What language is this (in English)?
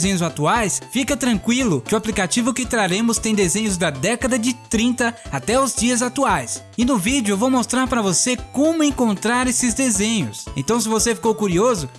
Portuguese